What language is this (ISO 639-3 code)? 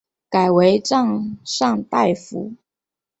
zho